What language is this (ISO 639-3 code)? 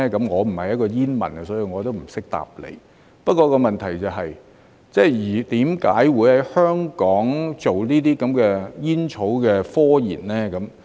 yue